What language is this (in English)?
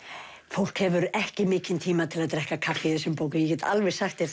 Icelandic